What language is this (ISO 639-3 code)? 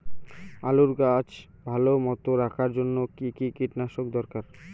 ben